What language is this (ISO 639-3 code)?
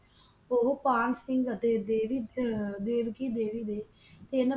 pan